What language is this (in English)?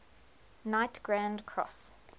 English